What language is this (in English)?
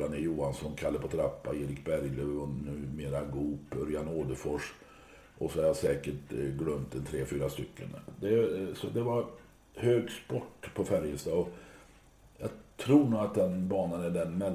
Swedish